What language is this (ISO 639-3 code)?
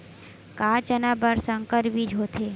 hne